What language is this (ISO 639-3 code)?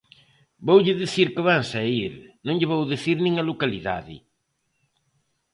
glg